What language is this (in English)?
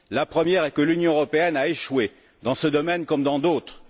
French